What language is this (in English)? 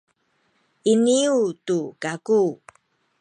Sakizaya